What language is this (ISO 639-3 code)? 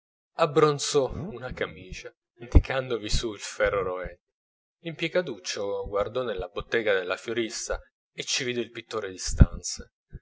ita